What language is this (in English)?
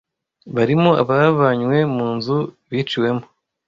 Kinyarwanda